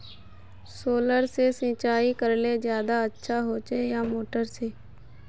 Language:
Magahi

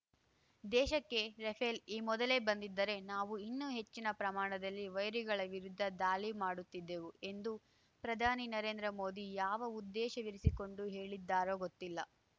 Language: Kannada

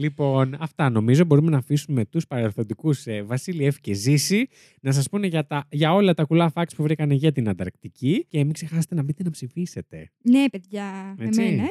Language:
Greek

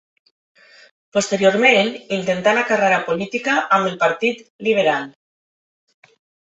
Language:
Catalan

